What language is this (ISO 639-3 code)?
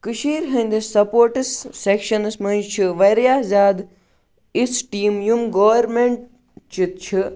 kas